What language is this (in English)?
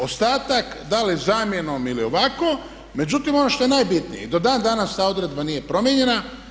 Croatian